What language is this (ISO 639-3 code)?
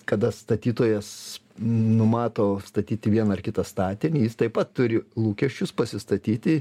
lit